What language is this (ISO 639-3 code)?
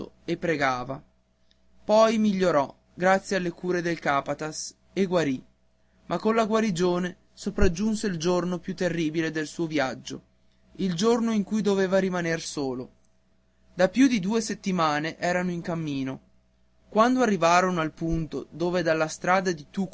ita